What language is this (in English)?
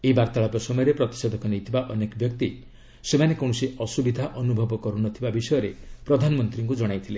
Odia